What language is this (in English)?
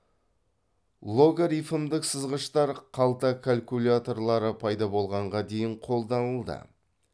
Kazakh